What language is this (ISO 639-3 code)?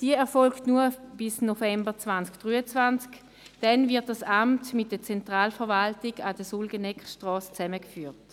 gsw